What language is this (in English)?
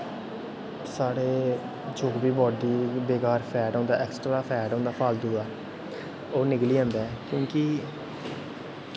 Dogri